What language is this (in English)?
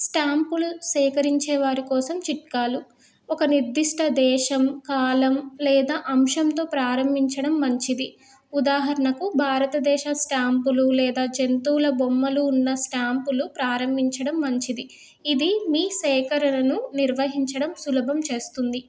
Telugu